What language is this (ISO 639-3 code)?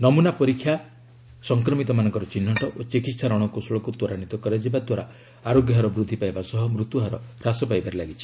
ori